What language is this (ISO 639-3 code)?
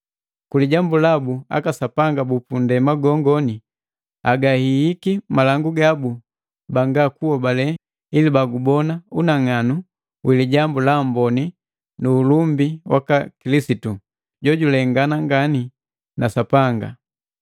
mgv